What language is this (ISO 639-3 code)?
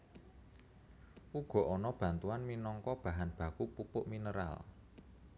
jav